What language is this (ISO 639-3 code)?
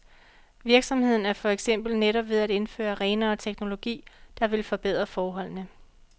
dan